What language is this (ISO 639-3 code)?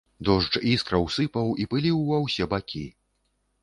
bel